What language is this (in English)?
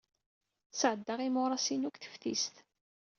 Kabyle